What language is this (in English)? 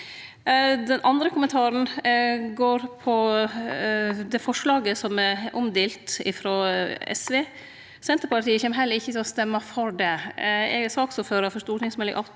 Norwegian